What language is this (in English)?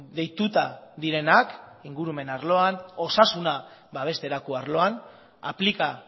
Basque